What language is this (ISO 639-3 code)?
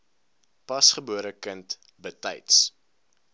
afr